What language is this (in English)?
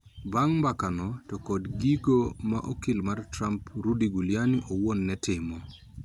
Luo (Kenya and Tanzania)